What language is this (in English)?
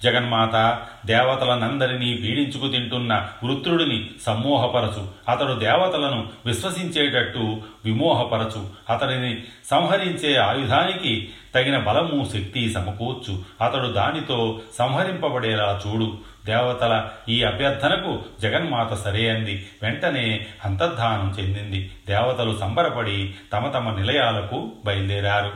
Telugu